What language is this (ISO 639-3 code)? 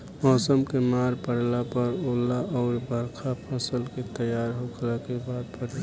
bho